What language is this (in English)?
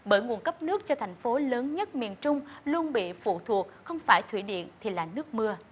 Vietnamese